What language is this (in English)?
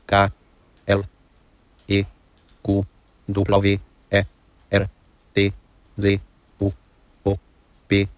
Hungarian